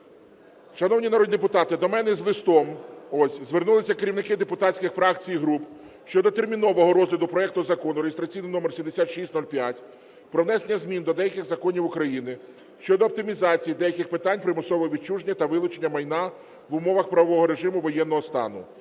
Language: Ukrainian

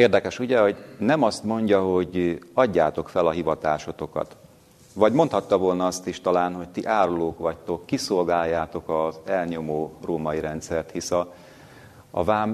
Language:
Hungarian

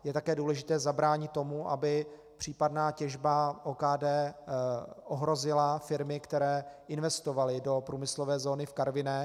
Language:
Czech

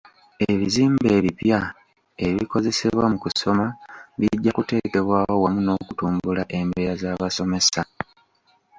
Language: Ganda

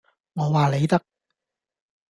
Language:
Cantonese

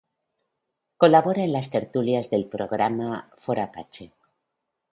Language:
Spanish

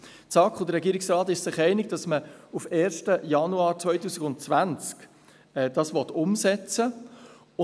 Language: Swiss German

